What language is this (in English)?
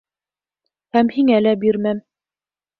Bashkir